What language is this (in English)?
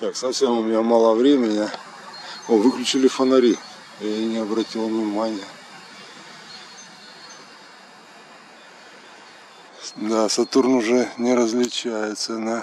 Russian